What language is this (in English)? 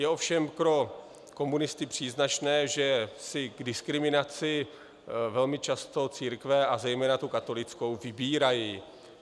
Czech